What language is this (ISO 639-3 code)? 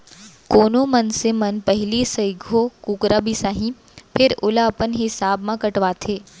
hne